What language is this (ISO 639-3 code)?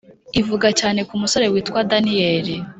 kin